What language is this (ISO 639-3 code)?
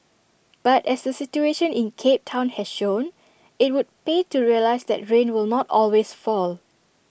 eng